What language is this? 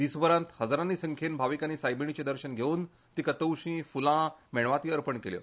Konkani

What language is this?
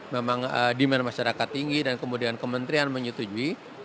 Indonesian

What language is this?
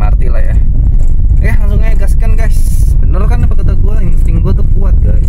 Indonesian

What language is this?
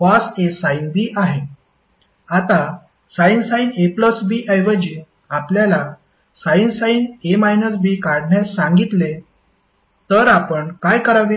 Marathi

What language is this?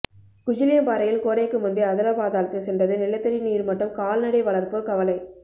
Tamil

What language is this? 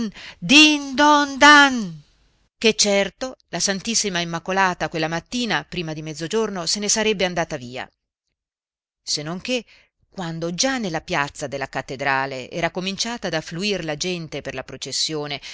Italian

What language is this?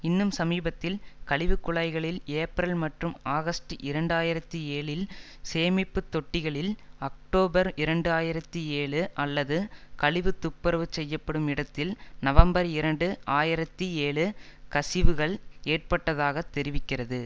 Tamil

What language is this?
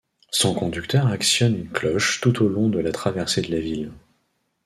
French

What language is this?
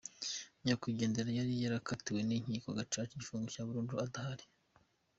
Kinyarwanda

